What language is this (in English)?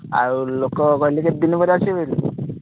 Odia